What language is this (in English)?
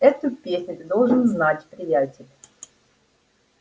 Russian